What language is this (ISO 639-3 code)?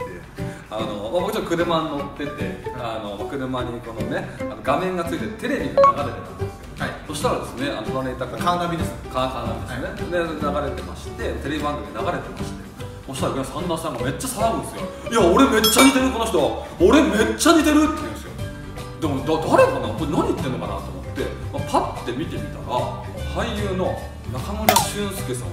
jpn